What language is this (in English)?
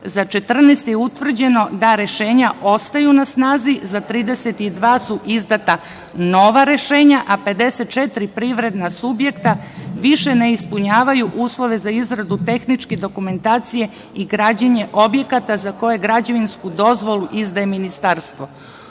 Serbian